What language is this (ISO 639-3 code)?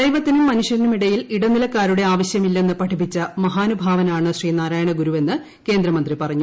mal